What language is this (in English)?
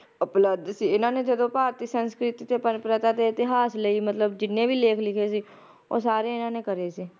Punjabi